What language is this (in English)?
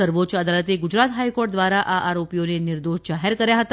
Gujarati